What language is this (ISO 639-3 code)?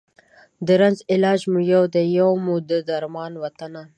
pus